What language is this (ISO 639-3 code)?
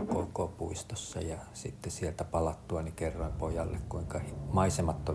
fin